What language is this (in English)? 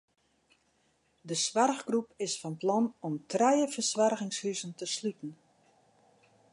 Western Frisian